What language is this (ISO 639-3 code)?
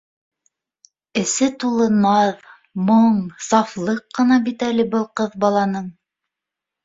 bak